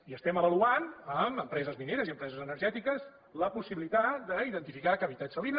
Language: Catalan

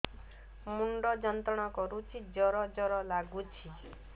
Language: Odia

